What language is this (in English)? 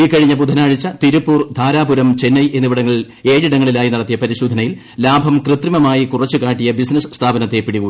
Malayalam